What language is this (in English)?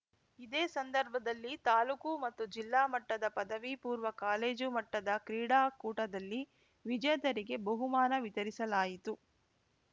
Kannada